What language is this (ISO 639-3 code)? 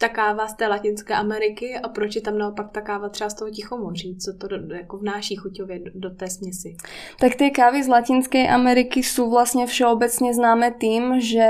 ces